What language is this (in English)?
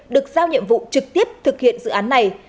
Vietnamese